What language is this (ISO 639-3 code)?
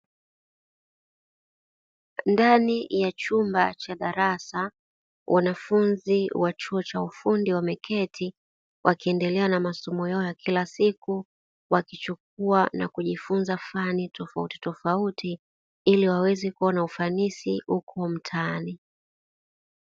swa